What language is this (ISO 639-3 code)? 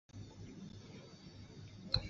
zho